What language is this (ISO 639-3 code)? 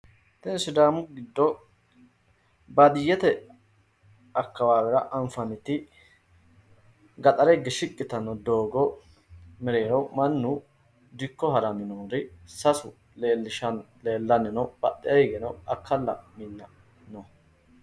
sid